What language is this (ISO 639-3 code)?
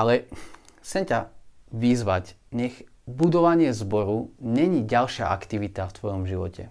slk